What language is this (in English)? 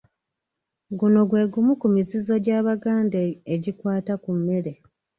Ganda